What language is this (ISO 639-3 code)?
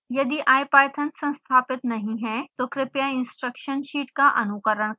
hin